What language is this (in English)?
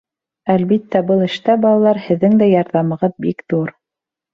Bashkir